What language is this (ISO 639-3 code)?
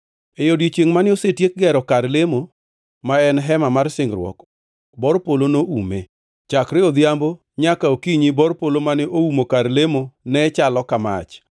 luo